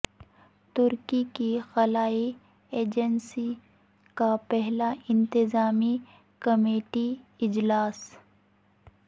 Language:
Urdu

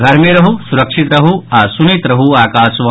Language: Maithili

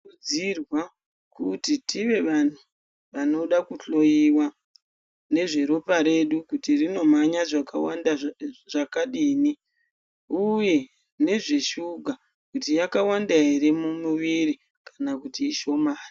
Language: Ndau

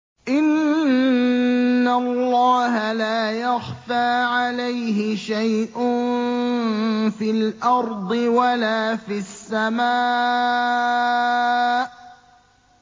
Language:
Arabic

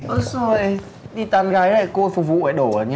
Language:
Vietnamese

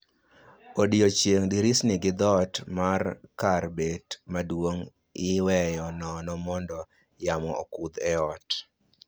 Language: Luo (Kenya and Tanzania)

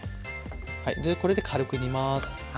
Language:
Japanese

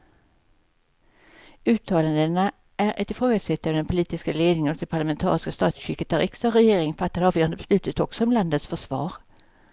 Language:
Swedish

